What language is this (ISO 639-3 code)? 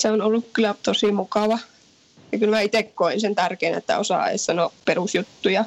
fin